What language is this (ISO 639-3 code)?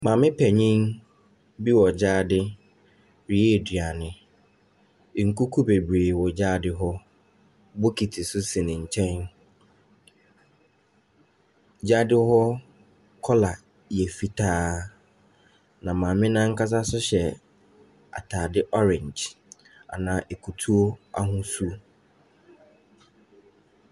aka